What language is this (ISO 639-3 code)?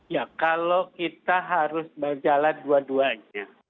ind